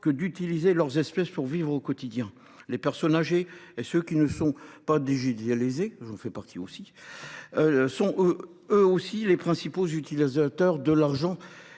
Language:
French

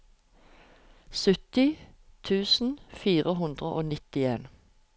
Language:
Norwegian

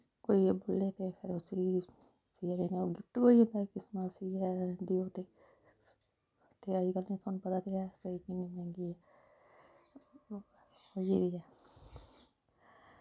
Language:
Dogri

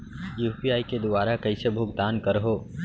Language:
Chhattisgarhi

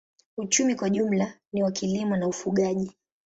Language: Swahili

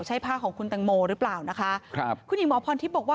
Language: Thai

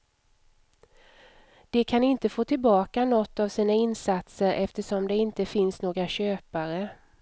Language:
Swedish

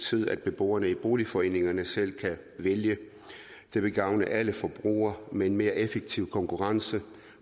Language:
Danish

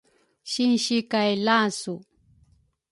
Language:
Rukai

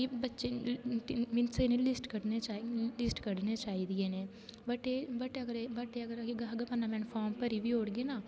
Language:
Dogri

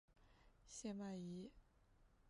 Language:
Chinese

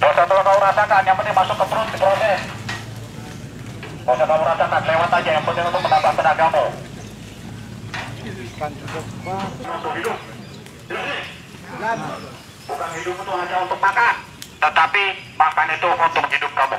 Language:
Indonesian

